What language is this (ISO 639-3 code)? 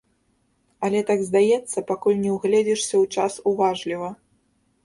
bel